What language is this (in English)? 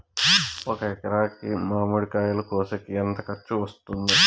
Telugu